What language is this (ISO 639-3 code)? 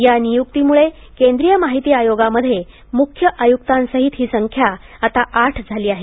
mar